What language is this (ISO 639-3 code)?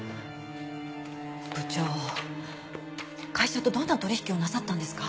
jpn